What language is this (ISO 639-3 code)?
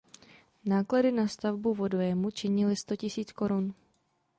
ces